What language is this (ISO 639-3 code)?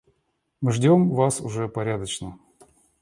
rus